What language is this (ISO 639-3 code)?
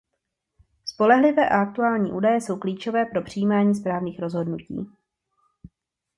ces